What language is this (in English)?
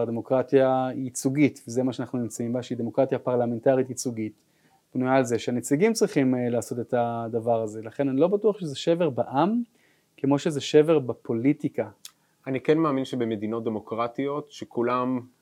Hebrew